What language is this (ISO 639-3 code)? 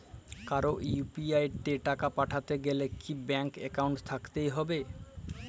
ben